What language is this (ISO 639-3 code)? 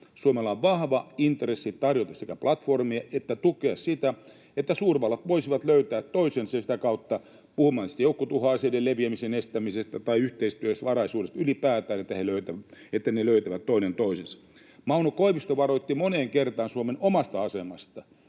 fin